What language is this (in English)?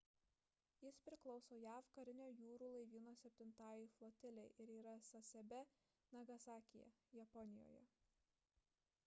Lithuanian